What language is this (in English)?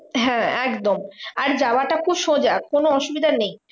Bangla